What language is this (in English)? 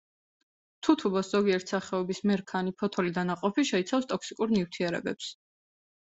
Georgian